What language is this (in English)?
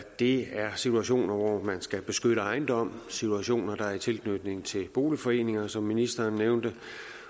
Danish